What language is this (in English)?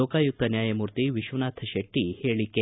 Kannada